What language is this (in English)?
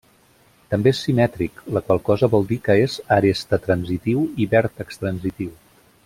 Catalan